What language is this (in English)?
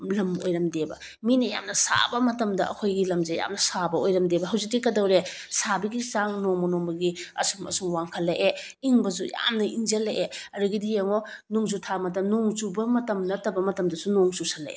Manipuri